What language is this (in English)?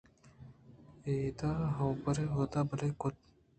Eastern Balochi